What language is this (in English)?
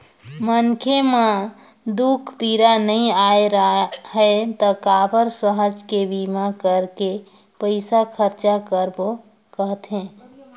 Chhattisgarhi